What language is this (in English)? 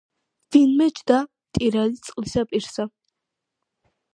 Georgian